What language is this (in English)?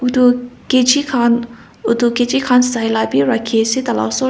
Naga Pidgin